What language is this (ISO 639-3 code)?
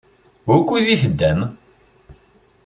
kab